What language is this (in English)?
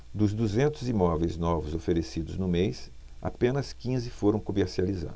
Portuguese